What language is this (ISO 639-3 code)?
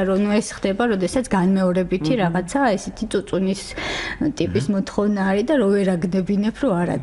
fas